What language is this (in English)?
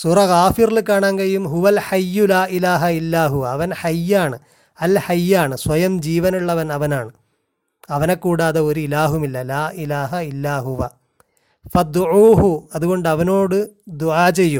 Malayalam